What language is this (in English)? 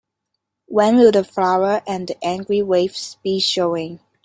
English